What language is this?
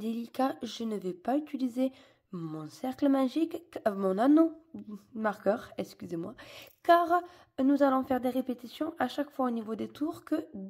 French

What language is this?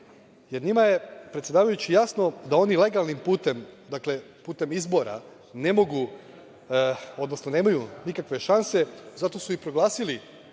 Serbian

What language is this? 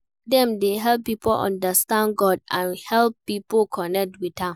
Nigerian Pidgin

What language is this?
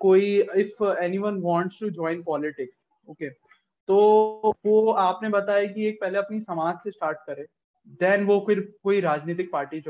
Hindi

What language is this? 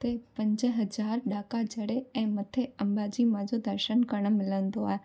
Sindhi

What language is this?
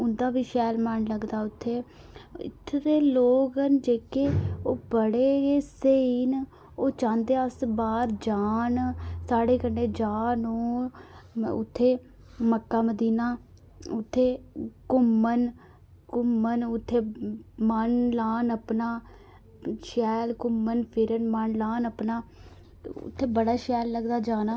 Dogri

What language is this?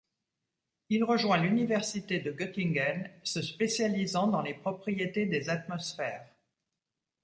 French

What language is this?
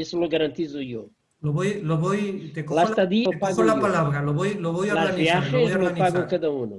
Spanish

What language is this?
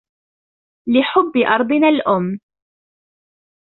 Arabic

